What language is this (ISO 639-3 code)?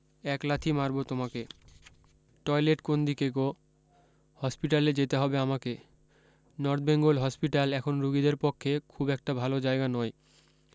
ben